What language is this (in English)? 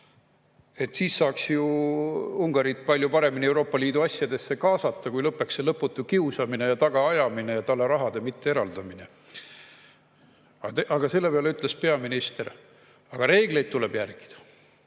Estonian